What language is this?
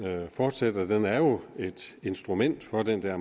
Danish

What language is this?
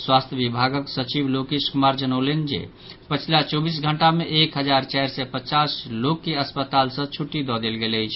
Maithili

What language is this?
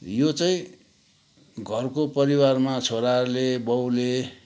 Nepali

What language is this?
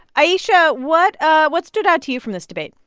English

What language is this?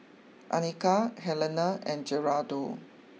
English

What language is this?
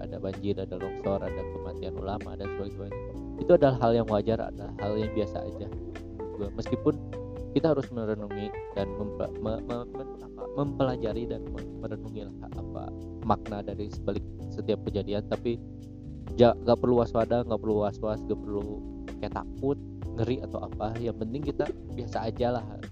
Indonesian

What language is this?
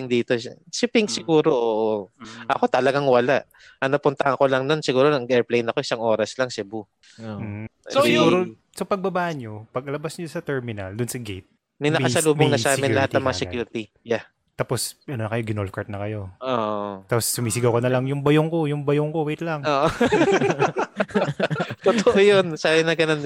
Filipino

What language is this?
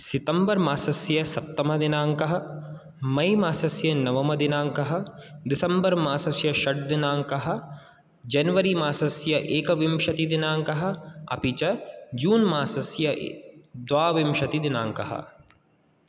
Sanskrit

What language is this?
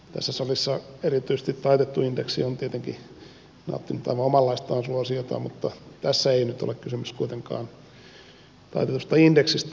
Finnish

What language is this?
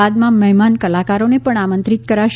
Gujarati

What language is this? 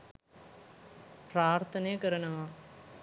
Sinhala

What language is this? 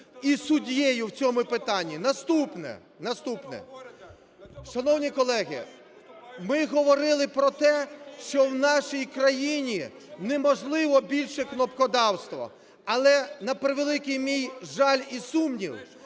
Ukrainian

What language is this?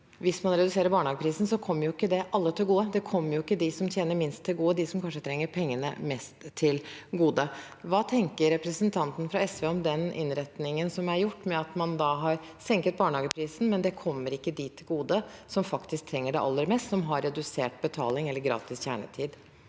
Norwegian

